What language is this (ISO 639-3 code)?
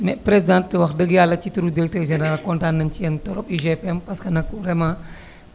wol